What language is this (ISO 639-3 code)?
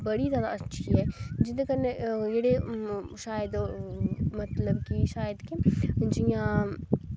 doi